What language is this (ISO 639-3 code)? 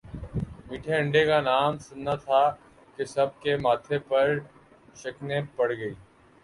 urd